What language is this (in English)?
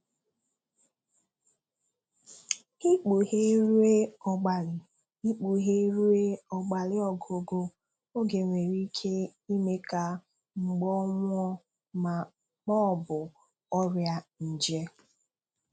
Igbo